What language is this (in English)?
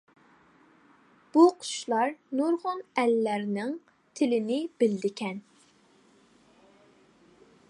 Uyghur